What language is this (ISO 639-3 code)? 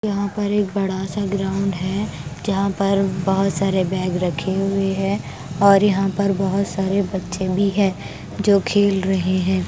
hin